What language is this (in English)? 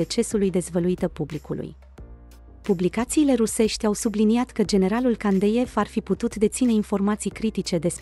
Romanian